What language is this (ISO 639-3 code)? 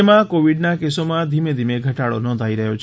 guj